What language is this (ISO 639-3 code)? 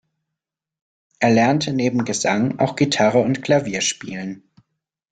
deu